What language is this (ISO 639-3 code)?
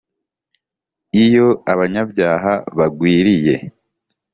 kin